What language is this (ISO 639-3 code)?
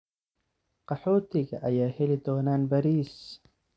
som